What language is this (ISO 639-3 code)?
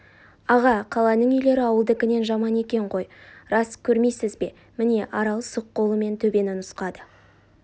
kaz